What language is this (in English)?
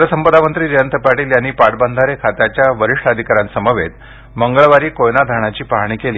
Marathi